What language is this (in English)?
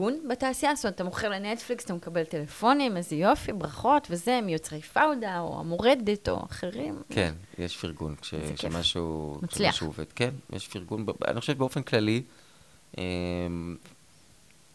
Hebrew